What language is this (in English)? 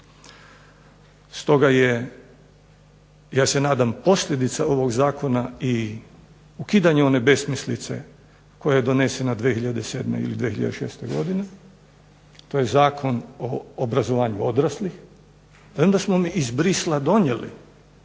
Croatian